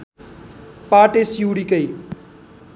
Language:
Nepali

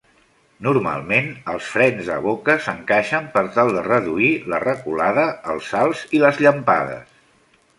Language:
Catalan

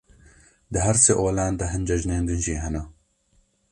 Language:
Kurdish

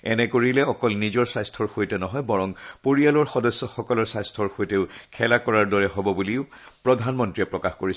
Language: Assamese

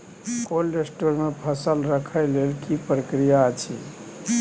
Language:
Maithili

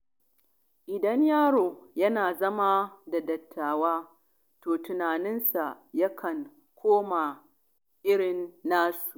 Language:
Hausa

